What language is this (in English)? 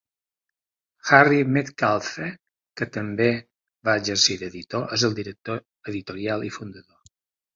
Catalan